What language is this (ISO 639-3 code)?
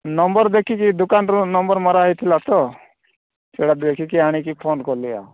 ori